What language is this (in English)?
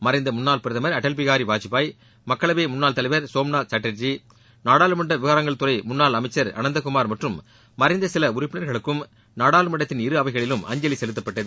Tamil